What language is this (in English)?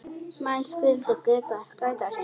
Icelandic